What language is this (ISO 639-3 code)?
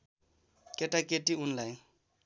nep